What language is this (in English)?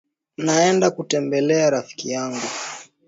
Swahili